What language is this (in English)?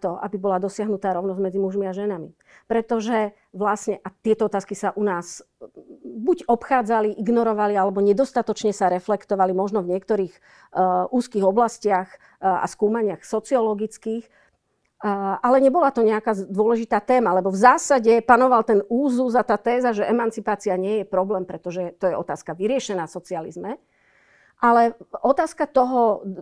Slovak